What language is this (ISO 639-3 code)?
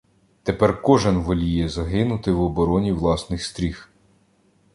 ukr